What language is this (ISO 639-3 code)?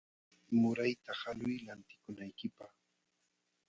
qxw